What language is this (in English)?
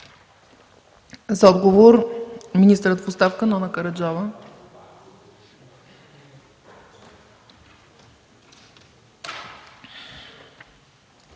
Bulgarian